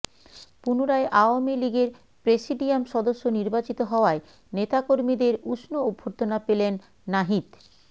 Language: Bangla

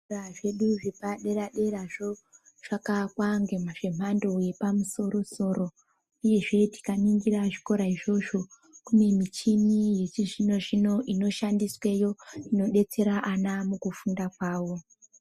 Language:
Ndau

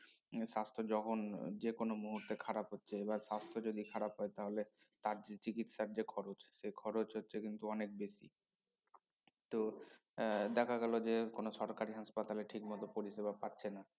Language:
Bangla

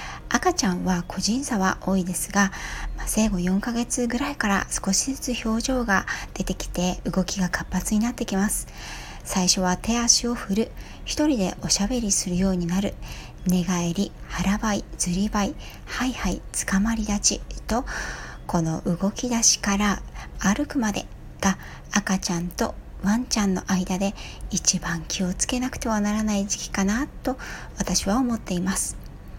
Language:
Japanese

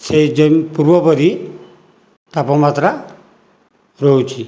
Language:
Odia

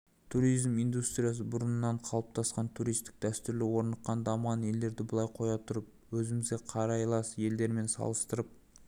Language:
Kazakh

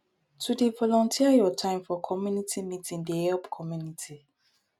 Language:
Nigerian Pidgin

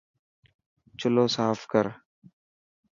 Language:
Dhatki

